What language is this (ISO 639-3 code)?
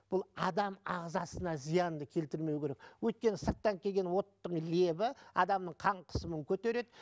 kaz